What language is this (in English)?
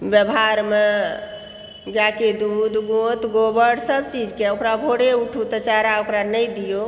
Maithili